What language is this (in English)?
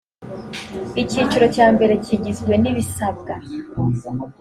Kinyarwanda